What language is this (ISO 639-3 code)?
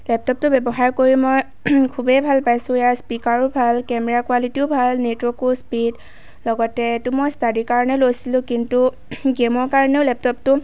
asm